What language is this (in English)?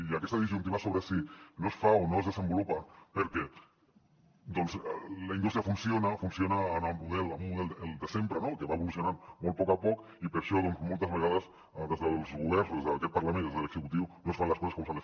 Catalan